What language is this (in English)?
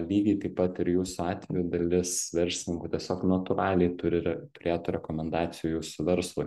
Lithuanian